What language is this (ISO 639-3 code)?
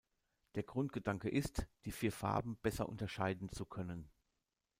deu